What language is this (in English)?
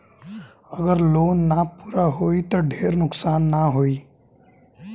Bhojpuri